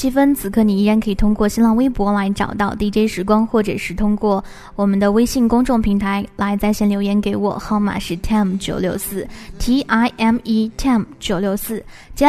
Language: Chinese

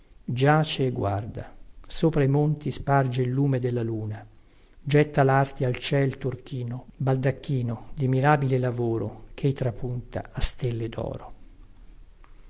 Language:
Italian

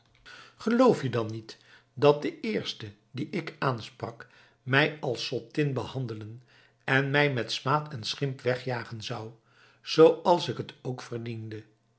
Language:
Dutch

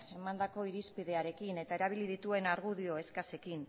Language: Basque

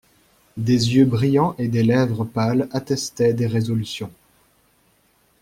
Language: French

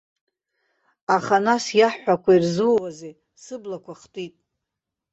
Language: Abkhazian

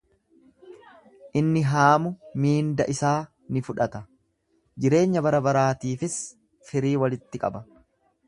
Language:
Oromo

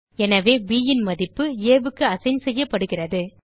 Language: Tamil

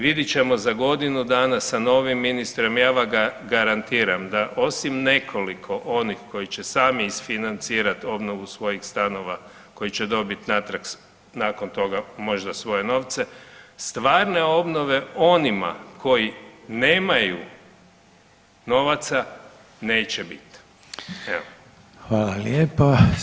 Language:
Croatian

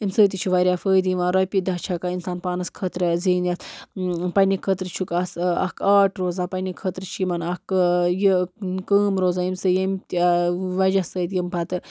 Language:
Kashmiri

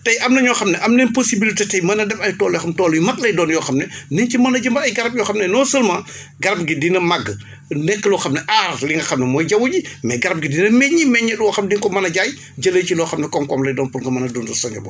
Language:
Wolof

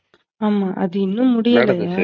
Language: Tamil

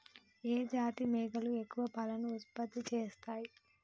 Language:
Telugu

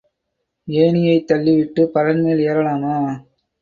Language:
Tamil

